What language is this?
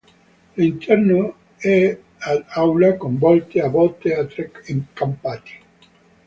Italian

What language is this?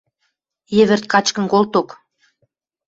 Western Mari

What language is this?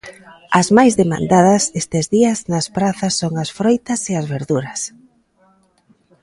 Galician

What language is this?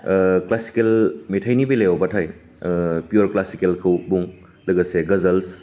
Bodo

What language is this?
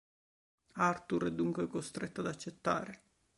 Italian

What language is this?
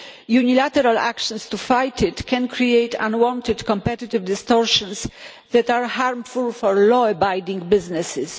English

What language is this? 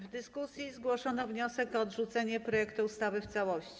Polish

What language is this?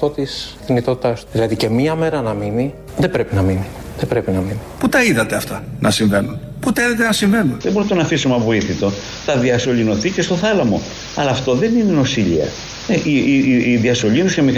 Greek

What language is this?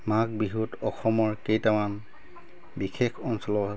Assamese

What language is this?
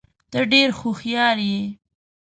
Pashto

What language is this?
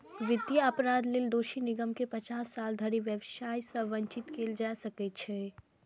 Maithili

